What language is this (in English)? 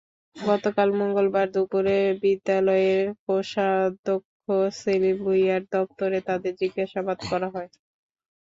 Bangla